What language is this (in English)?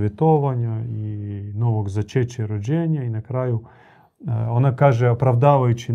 Croatian